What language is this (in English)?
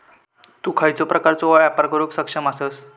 Marathi